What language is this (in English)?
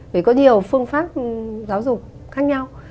Vietnamese